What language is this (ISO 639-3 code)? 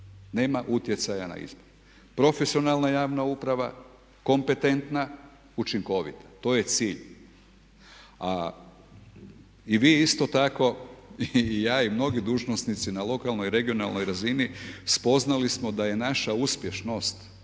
hrv